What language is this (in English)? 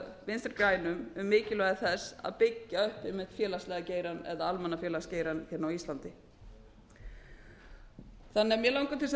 Icelandic